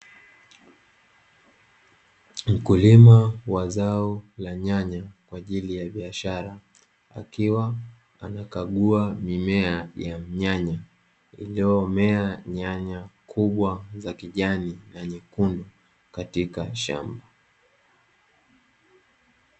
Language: Swahili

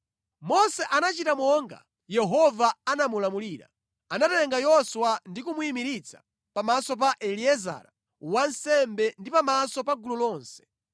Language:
Nyanja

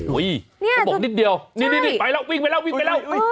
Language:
Thai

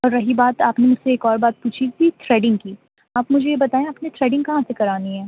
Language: Urdu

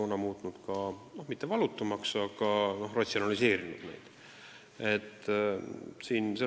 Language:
Estonian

